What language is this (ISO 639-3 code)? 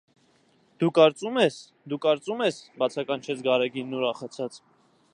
hye